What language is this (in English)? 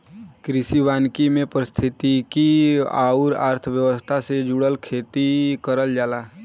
Bhojpuri